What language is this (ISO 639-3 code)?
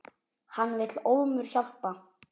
isl